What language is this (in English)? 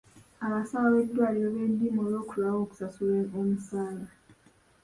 Ganda